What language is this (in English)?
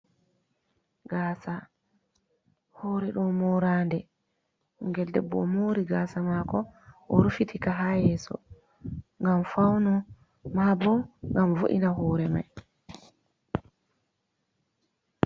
Fula